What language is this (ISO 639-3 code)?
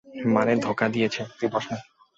ben